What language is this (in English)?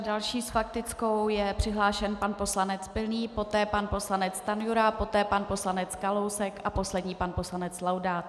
Czech